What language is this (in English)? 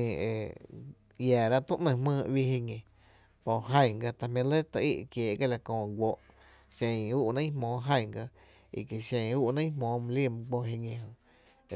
Tepinapa Chinantec